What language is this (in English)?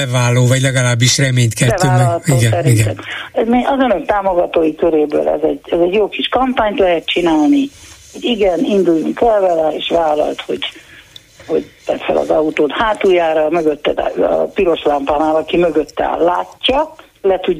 Hungarian